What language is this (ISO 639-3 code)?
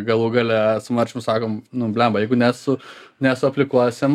lit